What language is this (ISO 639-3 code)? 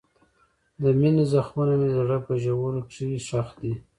pus